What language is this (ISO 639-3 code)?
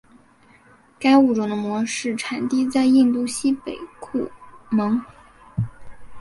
zho